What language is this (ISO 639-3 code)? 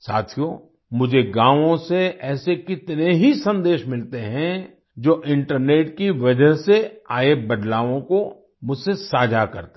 hin